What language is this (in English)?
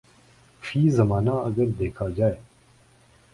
Urdu